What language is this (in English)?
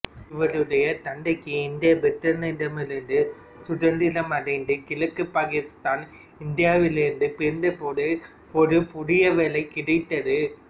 Tamil